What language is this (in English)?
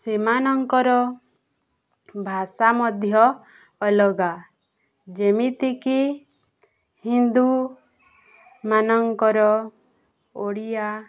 Odia